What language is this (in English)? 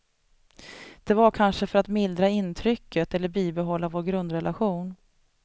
Swedish